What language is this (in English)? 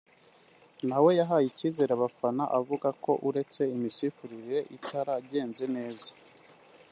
Kinyarwanda